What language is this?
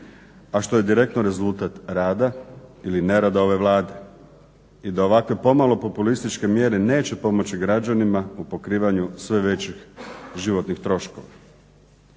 Croatian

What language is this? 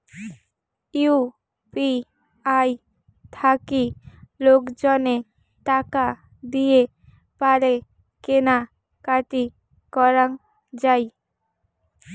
Bangla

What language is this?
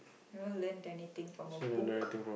English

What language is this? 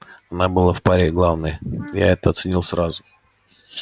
Russian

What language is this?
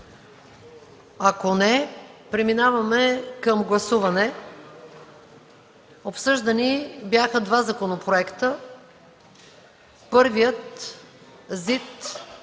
Bulgarian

